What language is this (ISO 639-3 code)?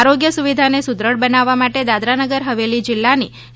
guj